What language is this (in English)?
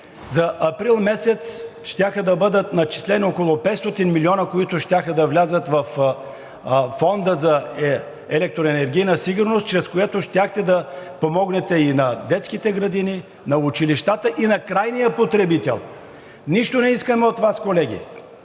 Bulgarian